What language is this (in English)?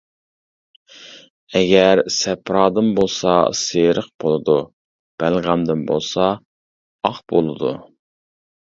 Uyghur